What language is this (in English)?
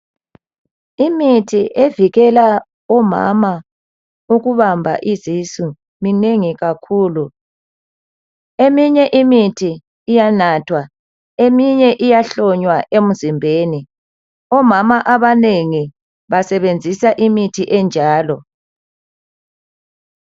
North Ndebele